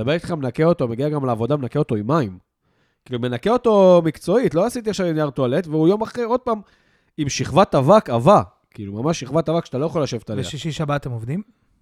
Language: Hebrew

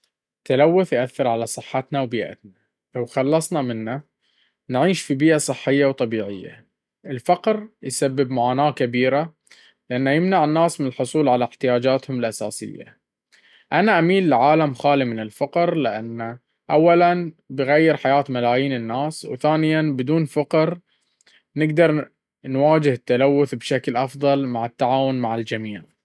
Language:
Baharna Arabic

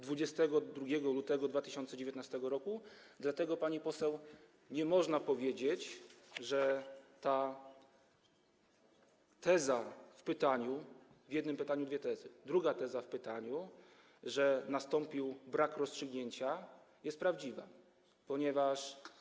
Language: Polish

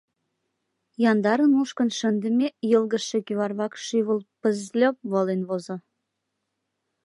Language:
Mari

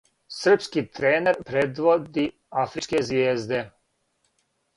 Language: Serbian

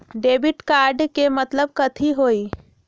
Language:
Magahi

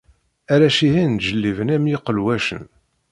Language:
Kabyle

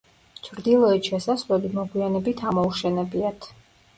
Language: Georgian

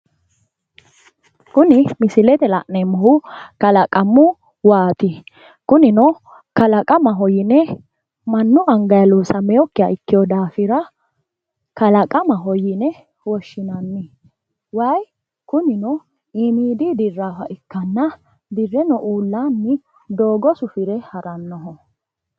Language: Sidamo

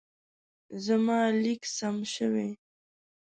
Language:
Pashto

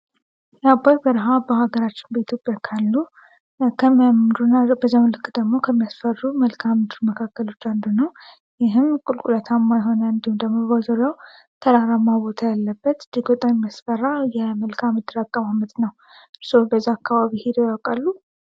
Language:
Amharic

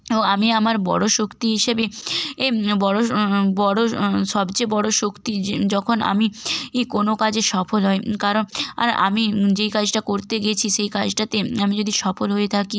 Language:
Bangla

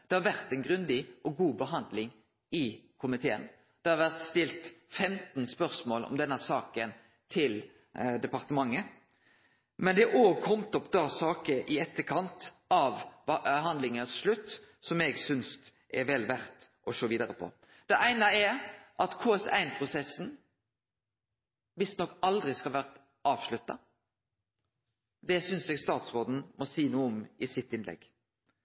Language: Norwegian Nynorsk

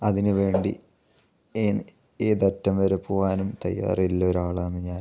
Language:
Malayalam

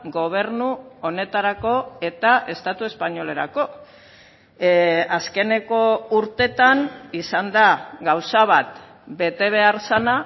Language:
Basque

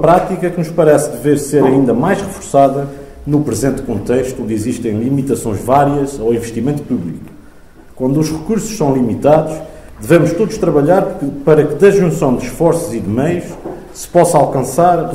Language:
Portuguese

